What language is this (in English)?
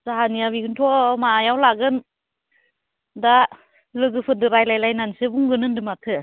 Bodo